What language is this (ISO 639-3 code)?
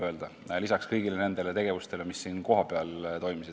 est